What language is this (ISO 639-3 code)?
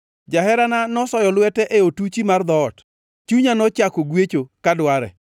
luo